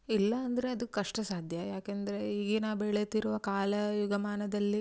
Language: Kannada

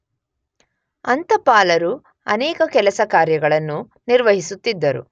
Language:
Kannada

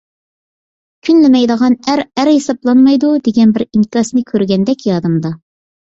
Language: Uyghur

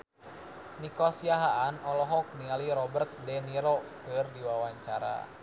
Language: Sundanese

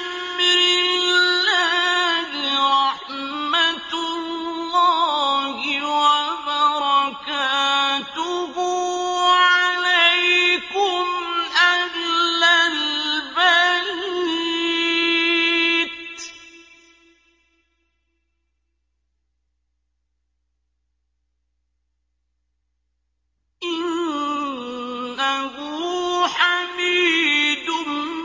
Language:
Arabic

